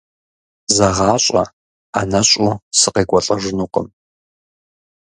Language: Kabardian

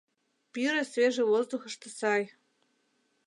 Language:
Mari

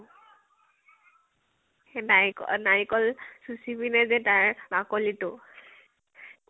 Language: Assamese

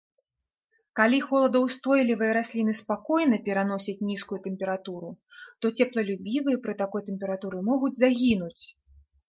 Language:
Belarusian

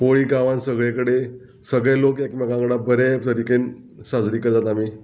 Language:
Konkani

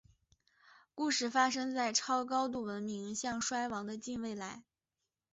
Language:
Chinese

